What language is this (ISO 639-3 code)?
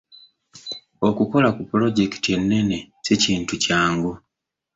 lug